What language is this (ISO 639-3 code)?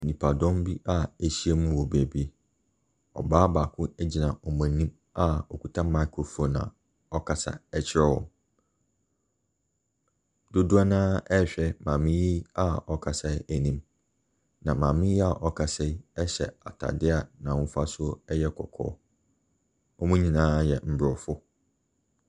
aka